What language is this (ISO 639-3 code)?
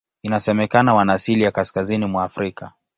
swa